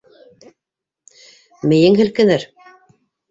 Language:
Bashkir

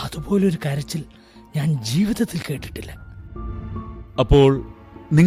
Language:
Malayalam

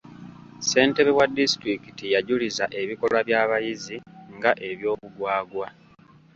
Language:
Ganda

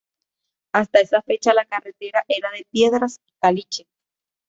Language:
Spanish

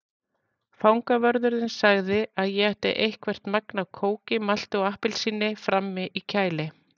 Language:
Icelandic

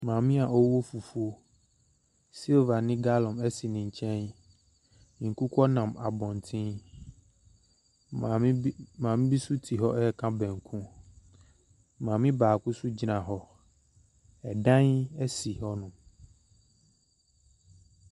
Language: Akan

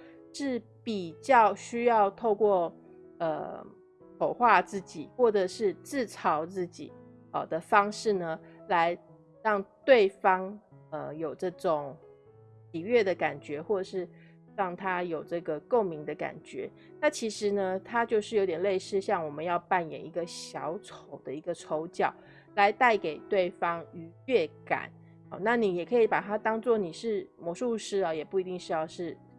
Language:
Chinese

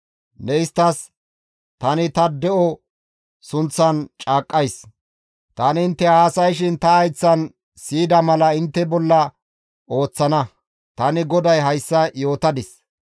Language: Gamo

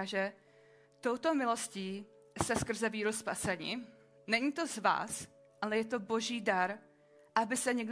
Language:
Czech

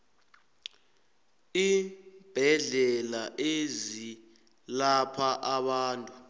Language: South Ndebele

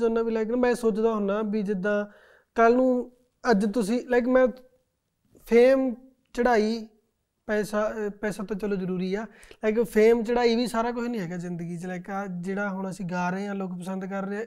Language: Punjabi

